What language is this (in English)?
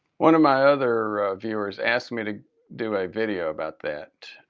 English